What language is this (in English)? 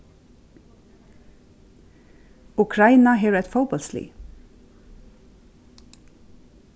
Faroese